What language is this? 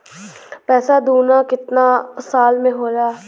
Bhojpuri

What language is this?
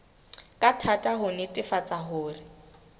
Southern Sotho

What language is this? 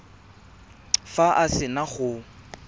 Tswana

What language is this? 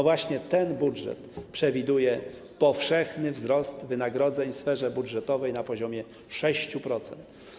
Polish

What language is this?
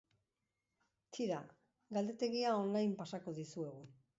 Basque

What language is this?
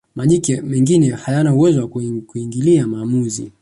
Swahili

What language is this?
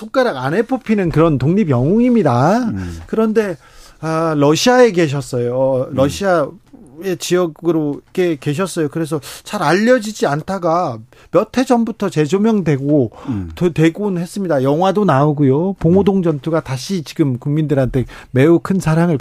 Korean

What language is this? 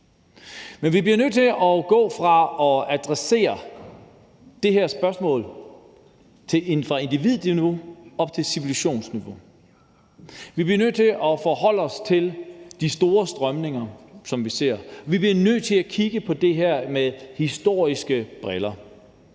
Danish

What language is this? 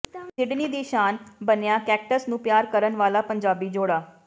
Punjabi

